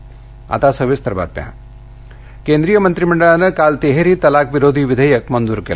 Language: Marathi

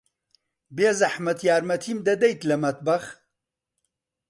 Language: Central Kurdish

